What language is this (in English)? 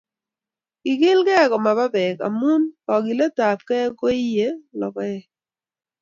Kalenjin